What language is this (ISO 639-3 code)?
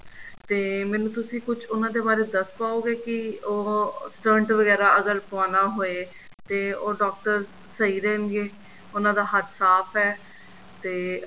pan